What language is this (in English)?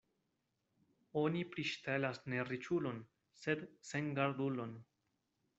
Esperanto